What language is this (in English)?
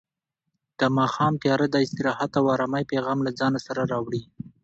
Pashto